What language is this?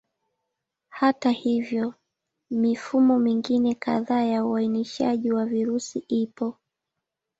Swahili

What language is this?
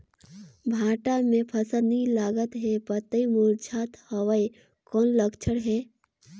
Chhattisgarhi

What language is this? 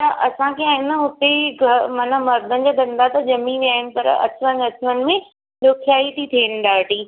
Sindhi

